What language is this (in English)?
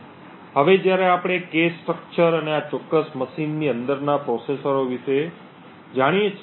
Gujarati